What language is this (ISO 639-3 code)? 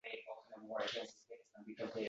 uzb